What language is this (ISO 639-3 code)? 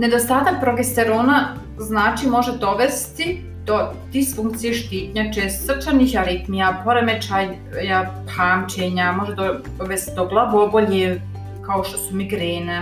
hrv